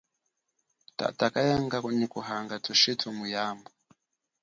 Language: Chokwe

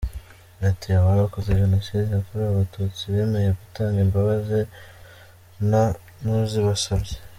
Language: Kinyarwanda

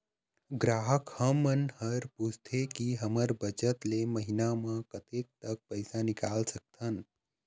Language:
Chhattisgarhi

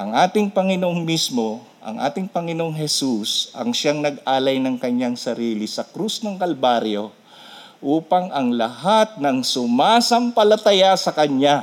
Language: Filipino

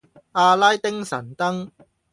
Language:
Cantonese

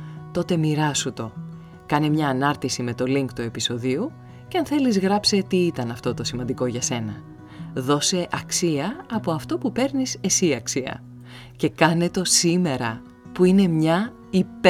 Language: Greek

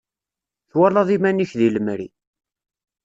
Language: Kabyle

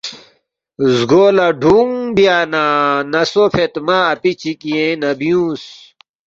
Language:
Balti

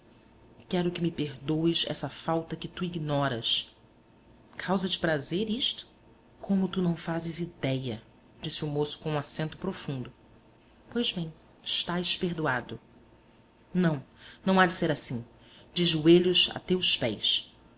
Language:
Portuguese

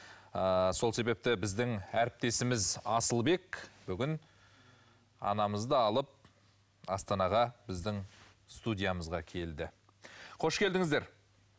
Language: Kazakh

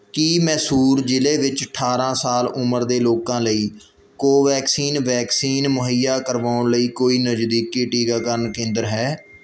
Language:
Punjabi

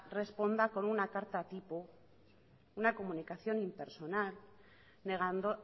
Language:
Spanish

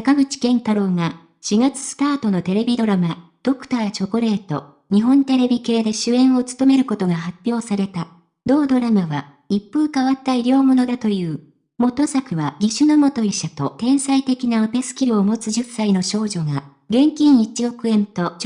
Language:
Japanese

